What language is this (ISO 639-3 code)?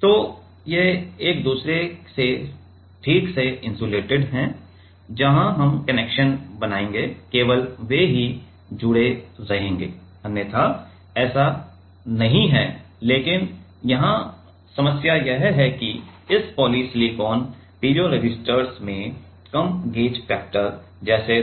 hin